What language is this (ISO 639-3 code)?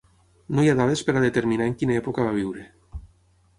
cat